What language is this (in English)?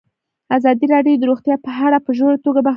Pashto